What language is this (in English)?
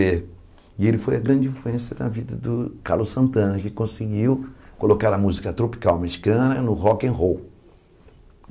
Portuguese